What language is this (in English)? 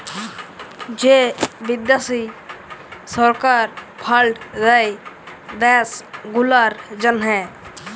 Bangla